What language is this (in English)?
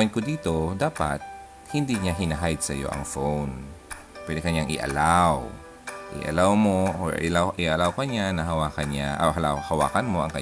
Filipino